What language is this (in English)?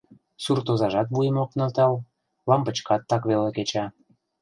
Mari